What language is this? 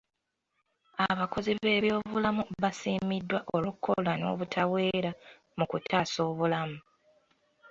Ganda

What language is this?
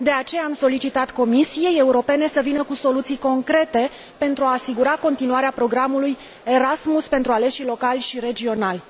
Romanian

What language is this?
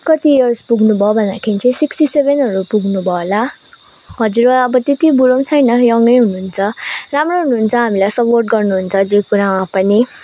Nepali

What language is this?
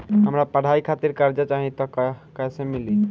Bhojpuri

